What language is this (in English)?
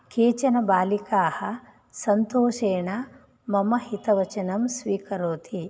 Sanskrit